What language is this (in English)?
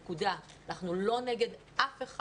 Hebrew